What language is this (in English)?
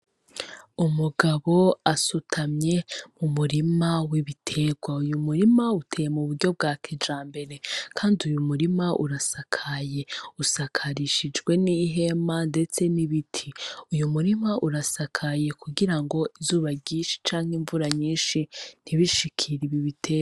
Rundi